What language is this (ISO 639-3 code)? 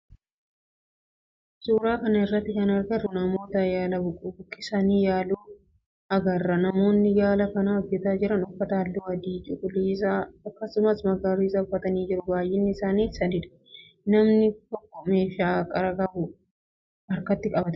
orm